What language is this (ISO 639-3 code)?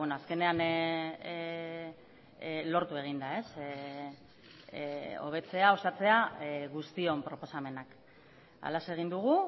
eus